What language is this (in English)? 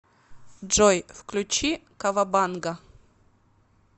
Russian